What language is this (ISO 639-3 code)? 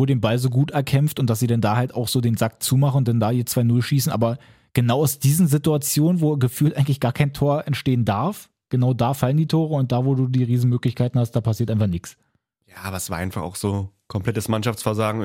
deu